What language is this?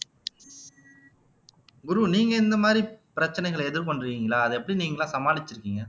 Tamil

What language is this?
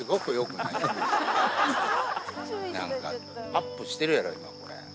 Japanese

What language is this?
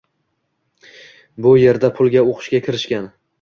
Uzbek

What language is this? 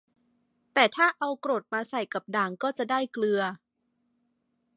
Thai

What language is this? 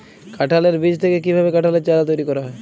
Bangla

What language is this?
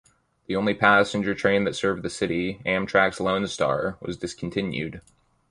English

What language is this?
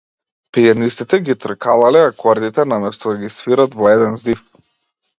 Macedonian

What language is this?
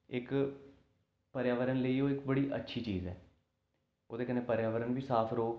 Dogri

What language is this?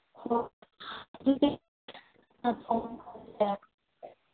Manipuri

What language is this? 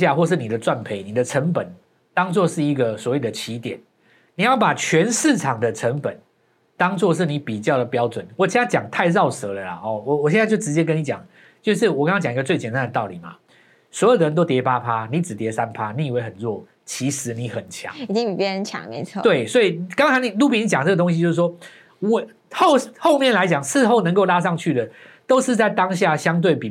Chinese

